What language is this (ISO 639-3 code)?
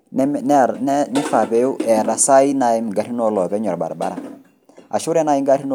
mas